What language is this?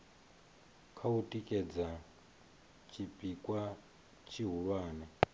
Venda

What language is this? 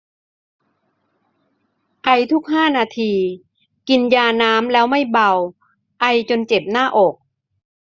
Thai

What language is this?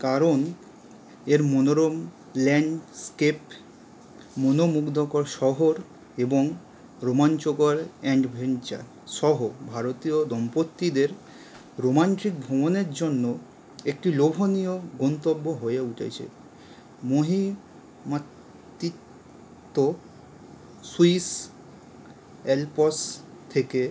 Bangla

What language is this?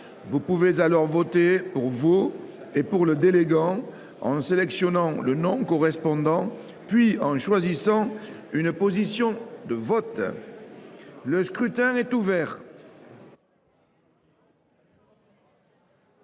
French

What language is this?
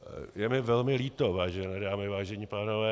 Czech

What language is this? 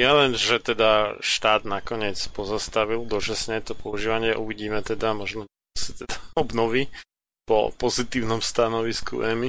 Slovak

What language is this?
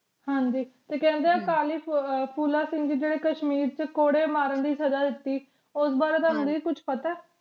Punjabi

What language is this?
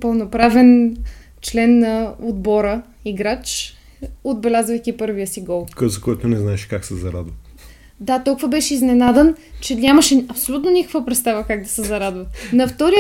Bulgarian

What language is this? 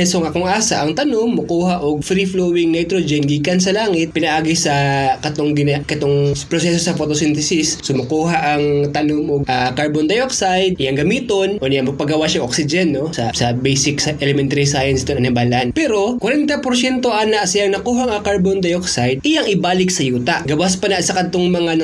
Filipino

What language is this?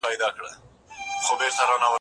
Pashto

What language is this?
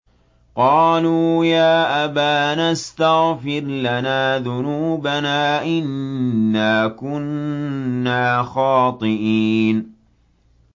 Arabic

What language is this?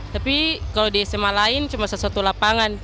Indonesian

